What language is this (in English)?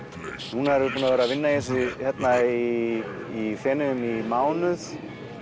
Icelandic